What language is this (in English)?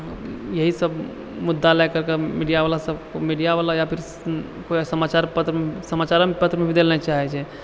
Maithili